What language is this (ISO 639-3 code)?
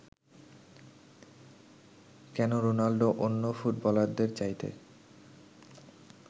ben